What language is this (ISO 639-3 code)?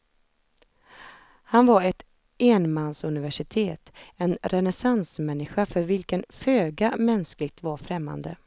swe